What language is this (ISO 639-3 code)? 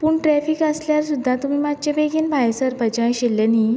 kok